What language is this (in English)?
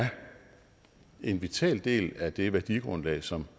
Danish